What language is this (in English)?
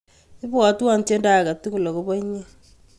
Kalenjin